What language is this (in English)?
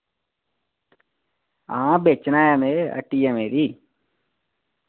Dogri